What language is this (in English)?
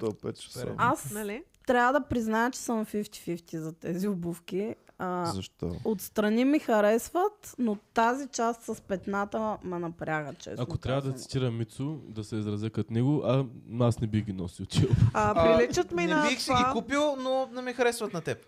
Bulgarian